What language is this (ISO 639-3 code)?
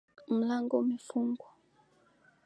swa